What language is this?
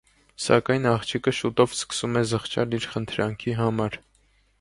Armenian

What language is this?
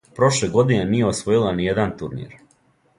Serbian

